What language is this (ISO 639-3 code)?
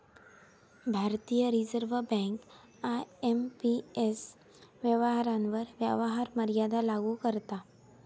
mar